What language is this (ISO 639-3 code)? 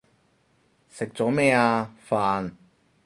yue